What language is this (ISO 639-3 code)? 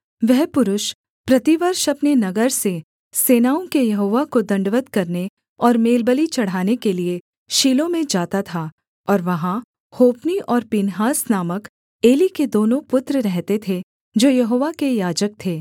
hin